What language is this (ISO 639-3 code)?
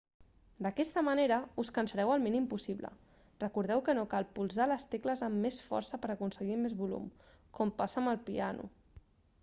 cat